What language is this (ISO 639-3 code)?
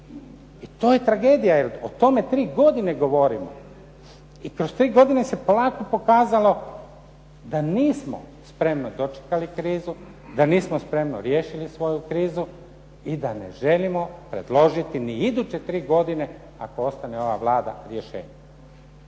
hrv